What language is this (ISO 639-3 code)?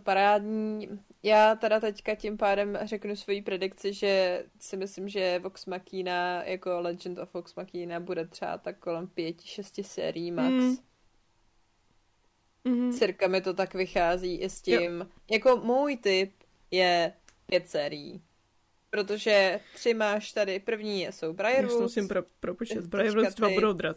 ces